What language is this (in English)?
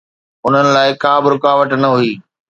Sindhi